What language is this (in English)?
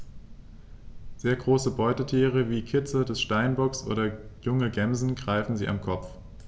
German